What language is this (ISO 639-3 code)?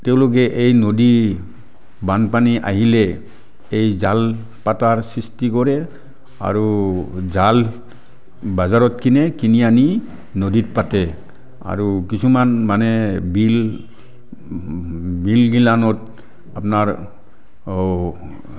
asm